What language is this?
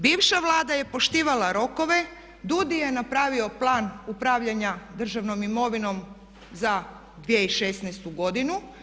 Croatian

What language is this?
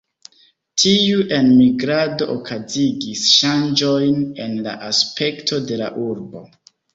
Esperanto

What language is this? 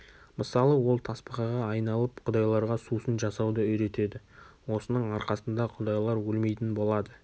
Kazakh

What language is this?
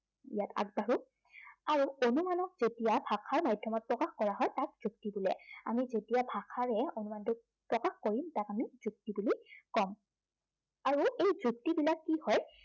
Assamese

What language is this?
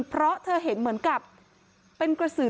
Thai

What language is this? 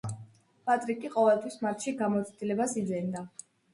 Georgian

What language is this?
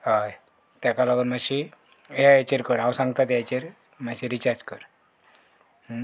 Konkani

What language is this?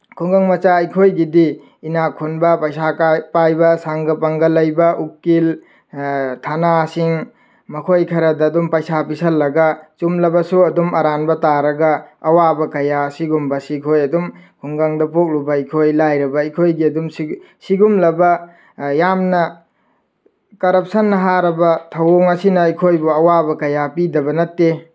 Manipuri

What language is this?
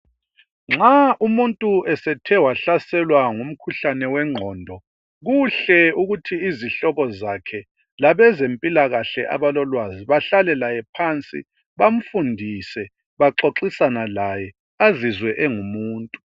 North Ndebele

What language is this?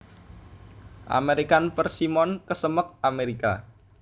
Javanese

